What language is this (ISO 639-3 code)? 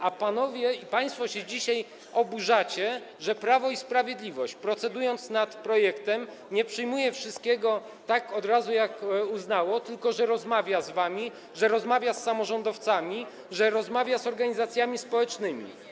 pol